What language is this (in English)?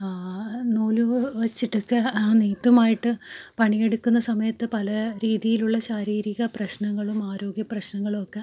Malayalam